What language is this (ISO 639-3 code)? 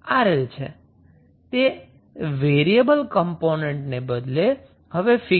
guj